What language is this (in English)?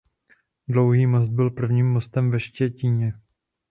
Czech